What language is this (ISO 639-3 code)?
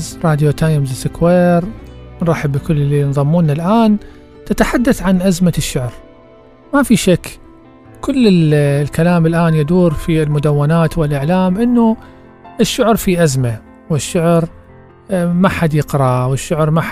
ara